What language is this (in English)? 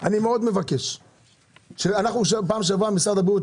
Hebrew